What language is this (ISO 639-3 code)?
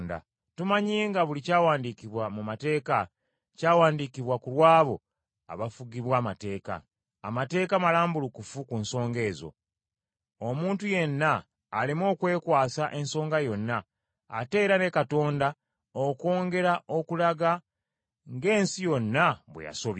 lug